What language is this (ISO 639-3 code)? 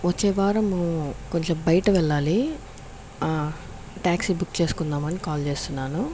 tel